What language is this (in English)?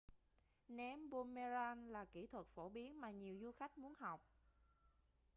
Vietnamese